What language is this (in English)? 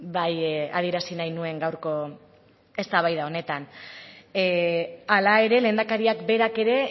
Basque